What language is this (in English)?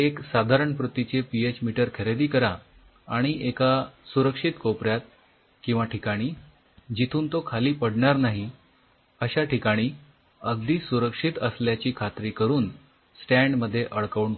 Marathi